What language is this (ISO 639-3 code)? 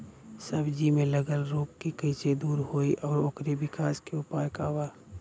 bho